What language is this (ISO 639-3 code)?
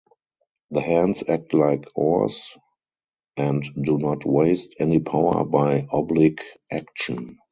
eng